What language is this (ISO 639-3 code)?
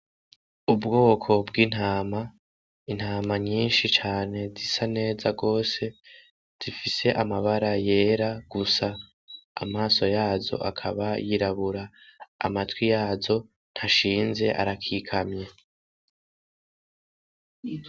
run